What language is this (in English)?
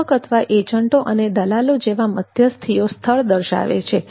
Gujarati